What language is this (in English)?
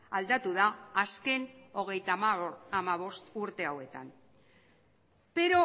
Basque